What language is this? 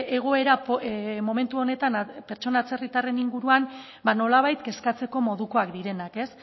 Basque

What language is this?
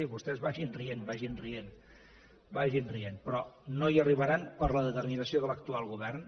Catalan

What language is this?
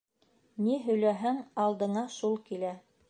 Bashkir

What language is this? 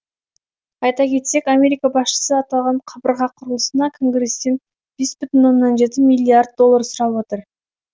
Kazakh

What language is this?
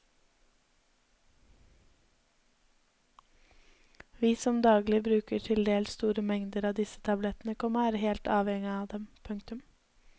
Norwegian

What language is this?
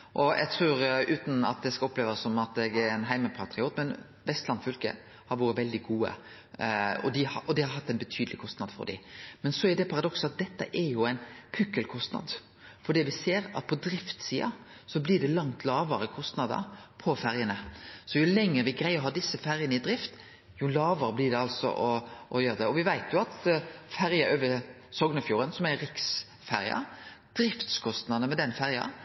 Norwegian Nynorsk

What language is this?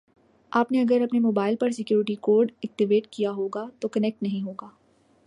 Urdu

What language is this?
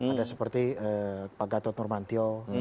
Indonesian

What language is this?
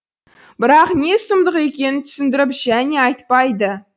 Kazakh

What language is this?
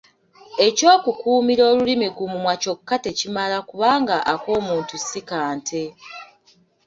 Ganda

